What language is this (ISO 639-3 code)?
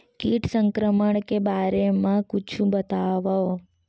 hne